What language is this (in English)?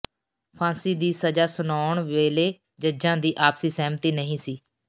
Punjabi